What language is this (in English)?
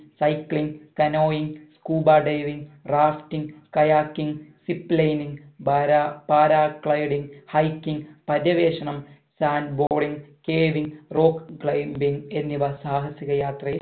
Malayalam